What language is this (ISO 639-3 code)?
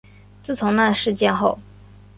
zho